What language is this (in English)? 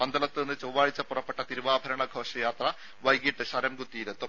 Malayalam